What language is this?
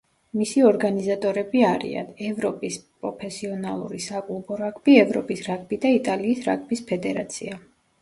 Georgian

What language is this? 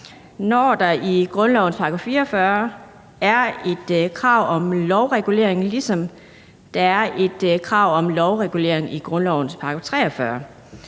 Danish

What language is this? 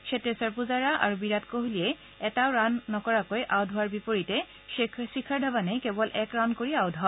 Assamese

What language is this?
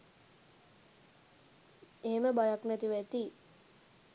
Sinhala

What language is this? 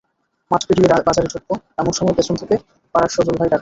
Bangla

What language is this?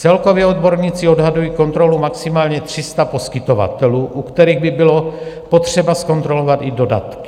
Czech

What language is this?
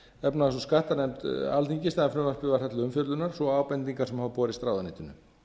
Icelandic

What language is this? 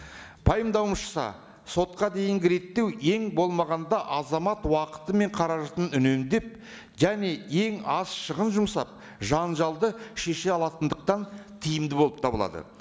Kazakh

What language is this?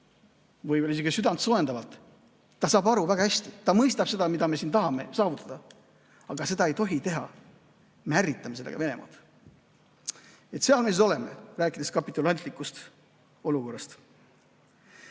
Estonian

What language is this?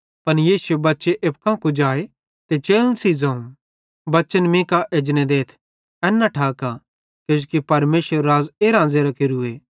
Bhadrawahi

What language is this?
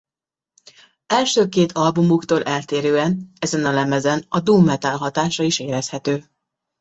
Hungarian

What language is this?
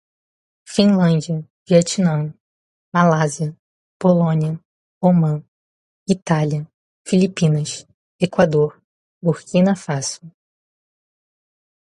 Portuguese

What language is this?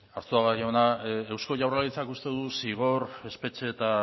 Basque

